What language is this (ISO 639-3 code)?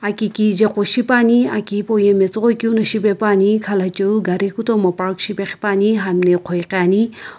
nsm